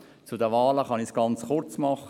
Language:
Swiss German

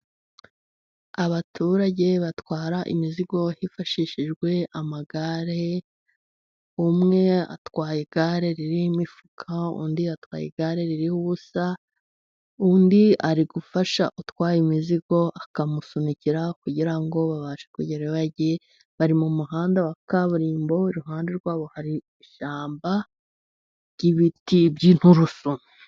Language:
Kinyarwanda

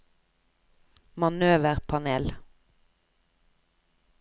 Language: Norwegian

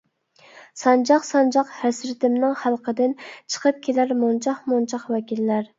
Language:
Uyghur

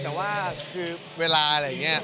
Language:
Thai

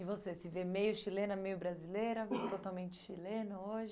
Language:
Portuguese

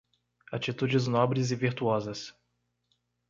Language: Portuguese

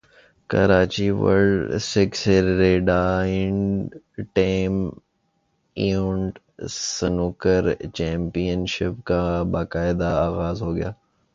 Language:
Urdu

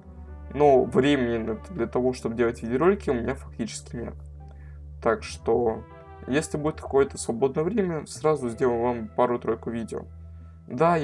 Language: Russian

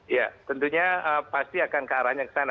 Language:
Indonesian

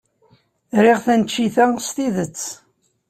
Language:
Kabyle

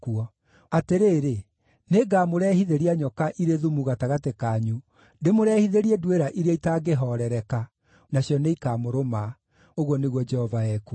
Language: Kikuyu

